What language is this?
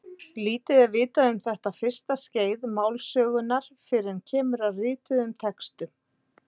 Icelandic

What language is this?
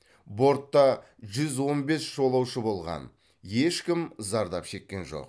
Kazakh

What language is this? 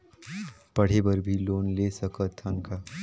Chhattisgarhi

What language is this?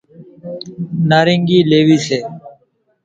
Kachi Koli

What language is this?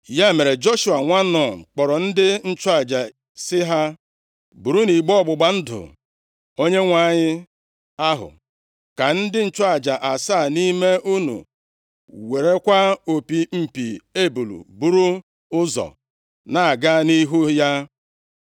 Igbo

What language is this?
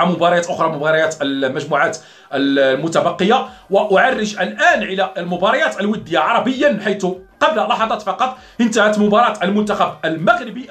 Arabic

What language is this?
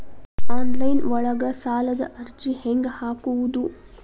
Kannada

